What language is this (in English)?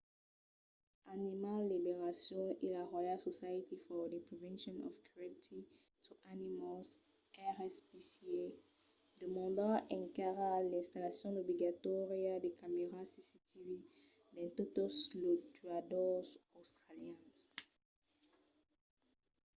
Occitan